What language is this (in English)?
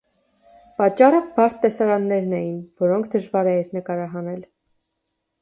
Armenian